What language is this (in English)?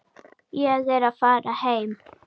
Icelandic